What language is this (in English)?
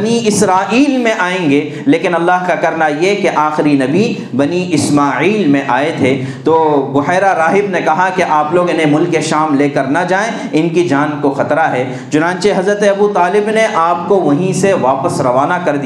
Urdu